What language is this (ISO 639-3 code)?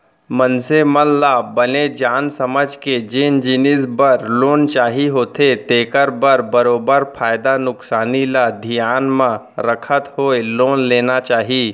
hne